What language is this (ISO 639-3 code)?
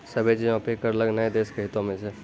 mai